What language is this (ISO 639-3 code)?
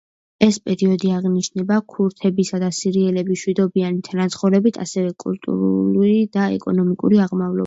kat